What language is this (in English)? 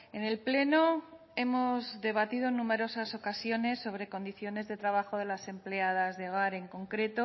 Spanish